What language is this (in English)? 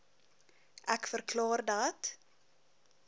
Afrikaans